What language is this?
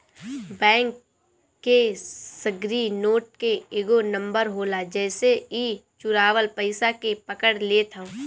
Bhojpuri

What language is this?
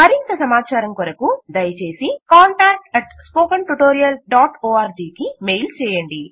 Telugu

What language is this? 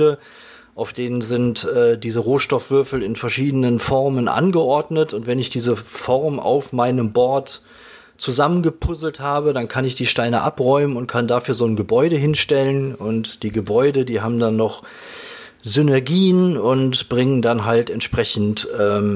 German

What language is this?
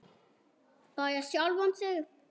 Icelandic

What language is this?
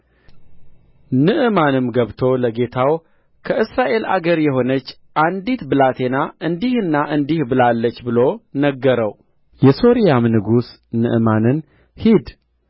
Amharic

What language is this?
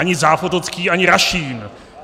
Czech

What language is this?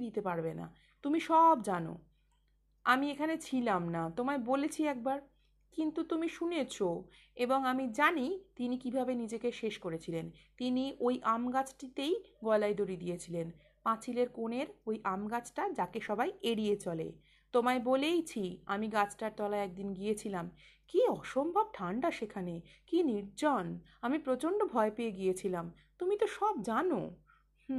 Bangla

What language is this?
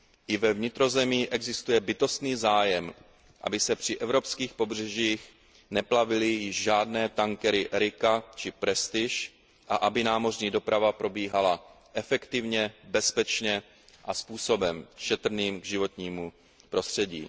Czech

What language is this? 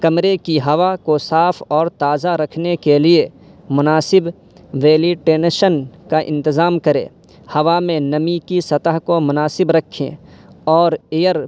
Urdu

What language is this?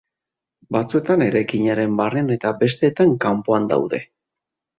Basque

